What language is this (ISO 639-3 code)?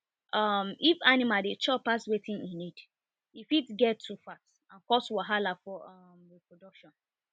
pcm